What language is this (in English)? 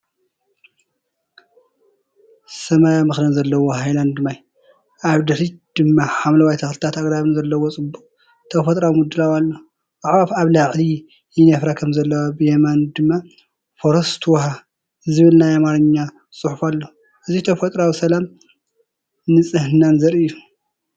Tigrinya